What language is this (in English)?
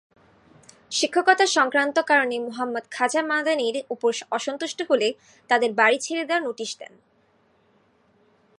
Bangla